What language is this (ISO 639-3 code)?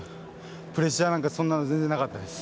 jpn